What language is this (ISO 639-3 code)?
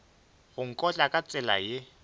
nso